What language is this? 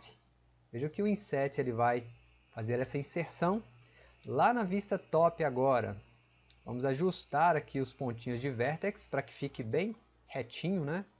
Portuguese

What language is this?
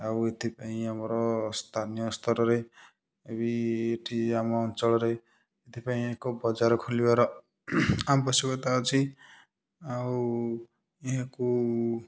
Odia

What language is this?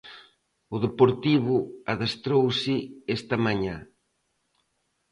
Galician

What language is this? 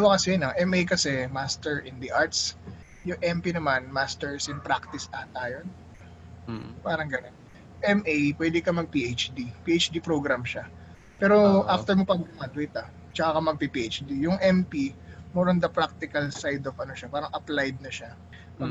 Filipino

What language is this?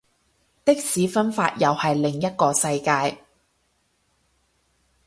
Cantonese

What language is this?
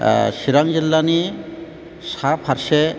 Bodo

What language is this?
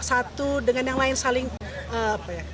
Indonesian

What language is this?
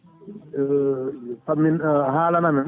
Fula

